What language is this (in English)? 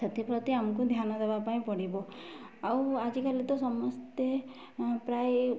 Odia